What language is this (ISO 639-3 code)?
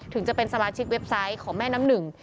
tha